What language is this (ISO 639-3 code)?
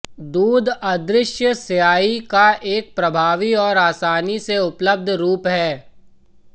hin